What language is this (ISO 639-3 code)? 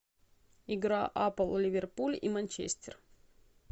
rus